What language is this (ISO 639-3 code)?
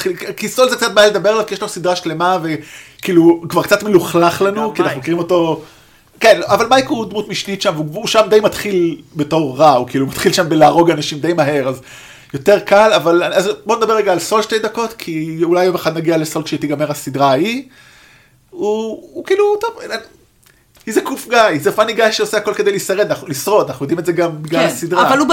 heb